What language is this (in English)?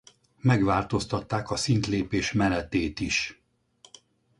Hungarian